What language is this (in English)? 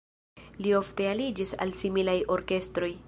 Esperanto